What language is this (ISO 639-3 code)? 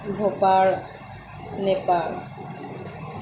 ori